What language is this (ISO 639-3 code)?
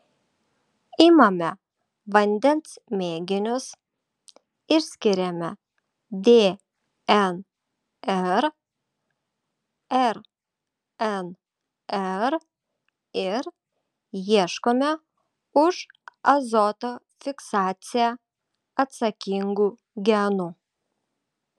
lit